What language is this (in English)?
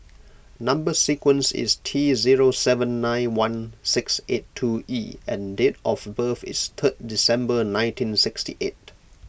English